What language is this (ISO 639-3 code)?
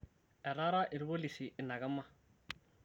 mas